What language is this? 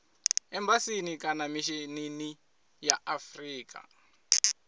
Venda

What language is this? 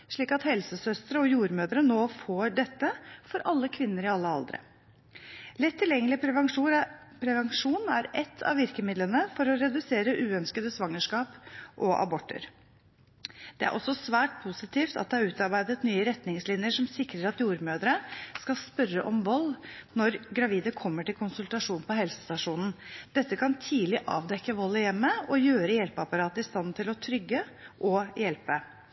Norwegian Bokmål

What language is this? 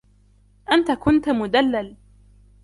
Arabic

